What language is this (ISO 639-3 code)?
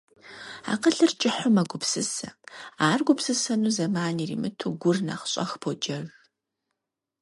kbd